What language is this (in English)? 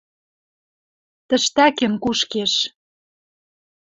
Western Mari